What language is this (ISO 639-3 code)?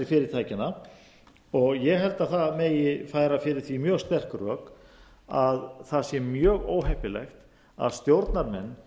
isl